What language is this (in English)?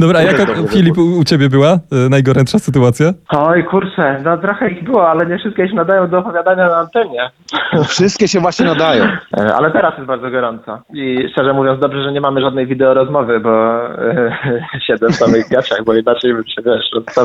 Polish